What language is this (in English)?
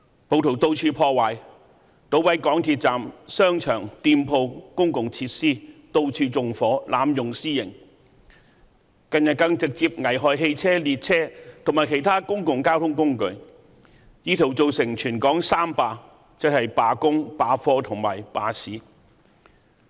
Cantonese